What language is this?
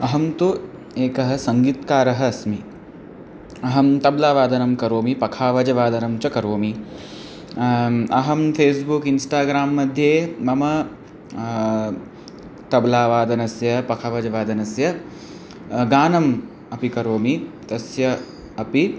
Sanskrit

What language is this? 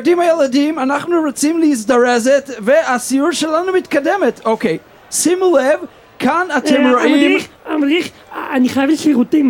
Hebrew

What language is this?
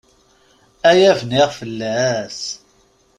Kabyle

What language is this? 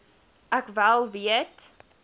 Afrikaans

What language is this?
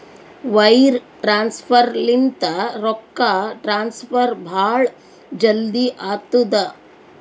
Kannada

